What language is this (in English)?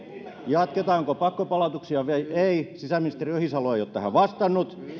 Finnish